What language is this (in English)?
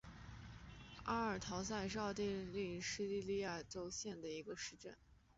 Chinese